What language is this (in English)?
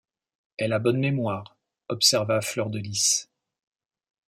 French